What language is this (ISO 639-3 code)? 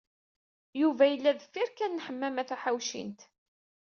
kab